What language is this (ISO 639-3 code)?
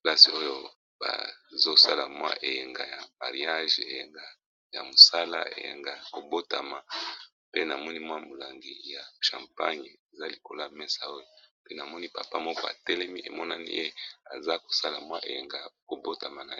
lin